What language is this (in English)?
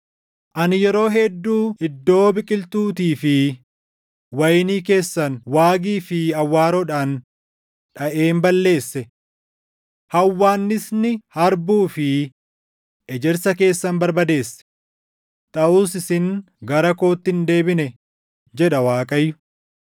Oromo